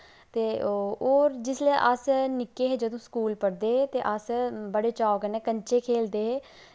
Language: Dogri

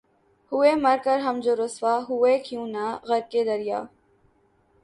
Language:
Urdu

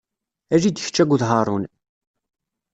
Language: Kabyle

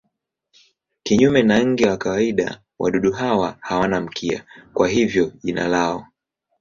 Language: Swahili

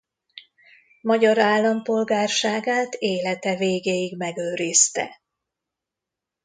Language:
Hungarian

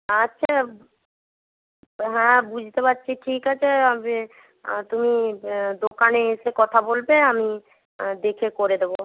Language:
Bangla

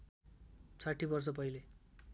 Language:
Nepali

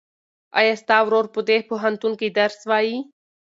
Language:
Pashto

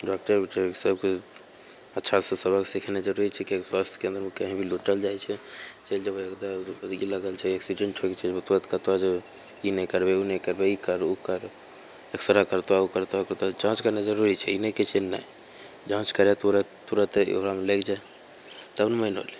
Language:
Maithili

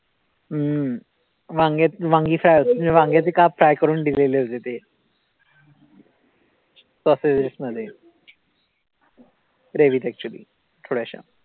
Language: Marathi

